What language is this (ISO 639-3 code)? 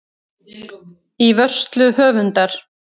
isl